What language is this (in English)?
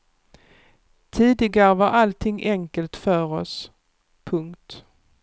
Swedish